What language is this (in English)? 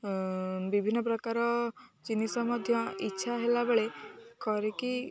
Odia